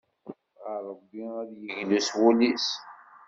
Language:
Kabyle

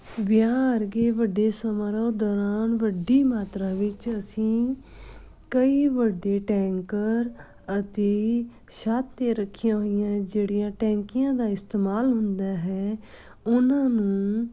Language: Punjabi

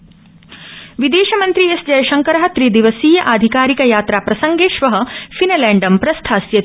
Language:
Sanskrit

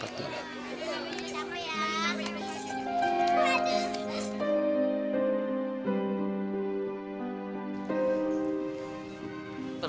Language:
Indonesian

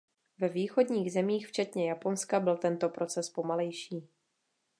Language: Czech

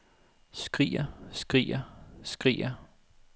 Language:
Danish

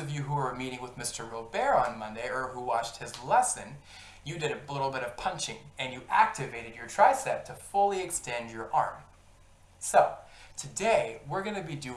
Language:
English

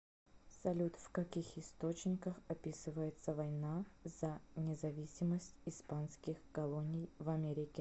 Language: Russian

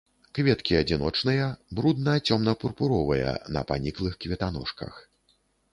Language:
Belarusian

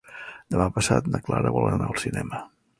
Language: Catalan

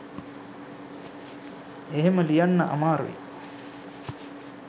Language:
Sinhala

